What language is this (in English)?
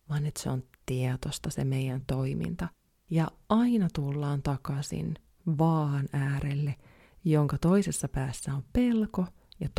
Finnish